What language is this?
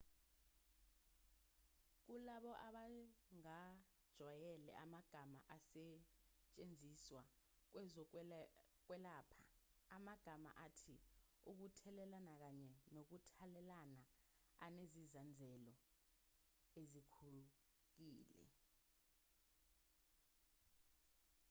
Zulu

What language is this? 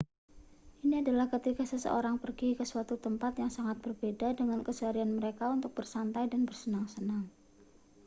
Indonesian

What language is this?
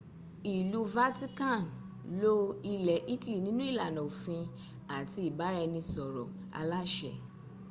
Yoruba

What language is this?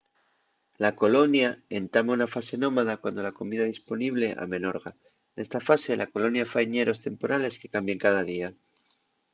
Asturian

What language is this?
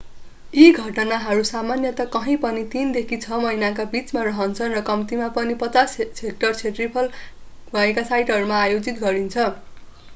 Nepali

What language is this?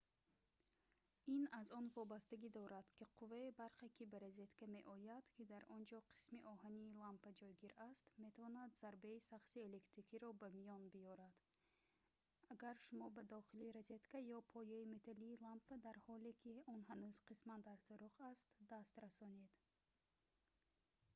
Tajik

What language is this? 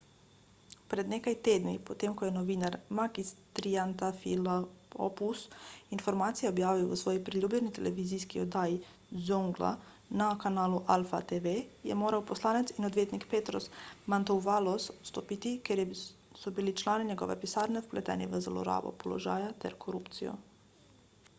Slovenian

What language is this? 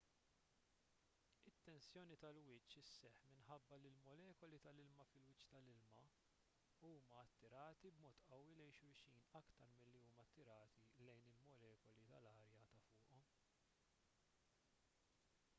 Maltese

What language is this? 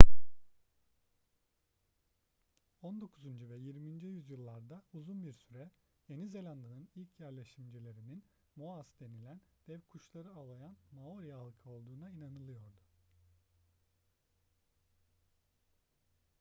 Turkish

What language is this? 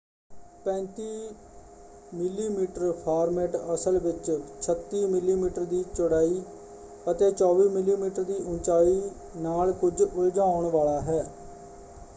Punjabi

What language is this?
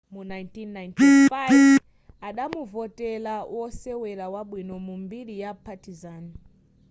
Nyanja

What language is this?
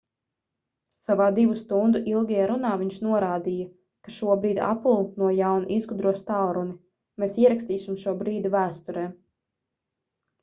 Latvian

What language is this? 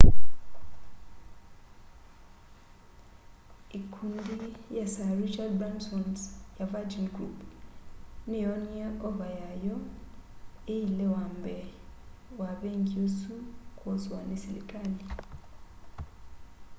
Kamba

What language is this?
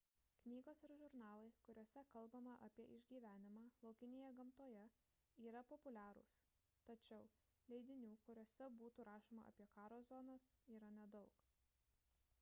Lithuanian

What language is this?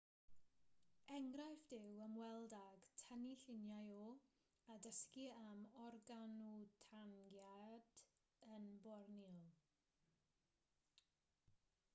Welsh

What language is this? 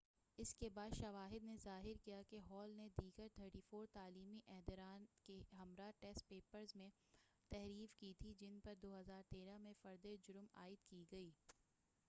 Urdu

